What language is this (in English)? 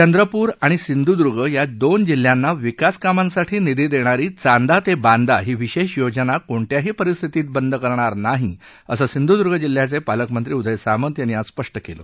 Marathi